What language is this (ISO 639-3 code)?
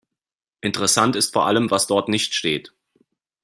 deu